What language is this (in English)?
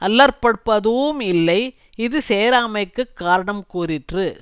Tamil